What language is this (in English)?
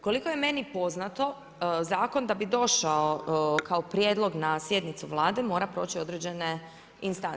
Croatian